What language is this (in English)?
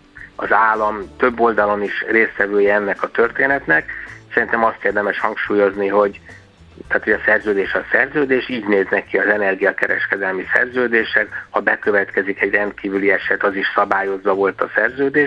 Hungarian